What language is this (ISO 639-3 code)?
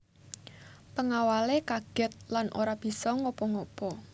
jav